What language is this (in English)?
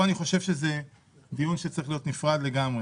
Hebrew